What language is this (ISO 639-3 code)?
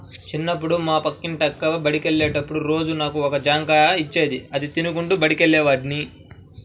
tel